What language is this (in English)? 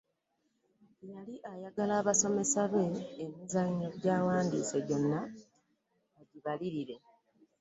Ganda